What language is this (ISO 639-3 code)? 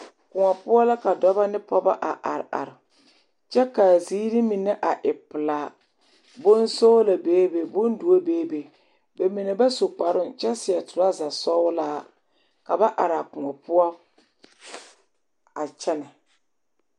dga